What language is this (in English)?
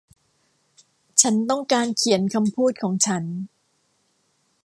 Thai